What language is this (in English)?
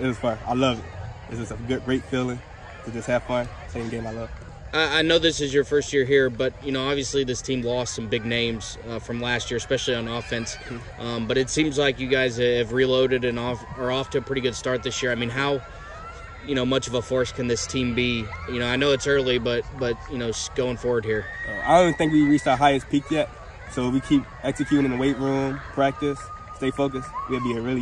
English